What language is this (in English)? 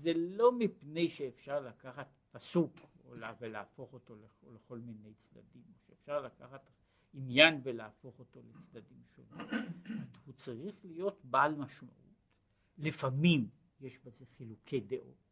Hebrew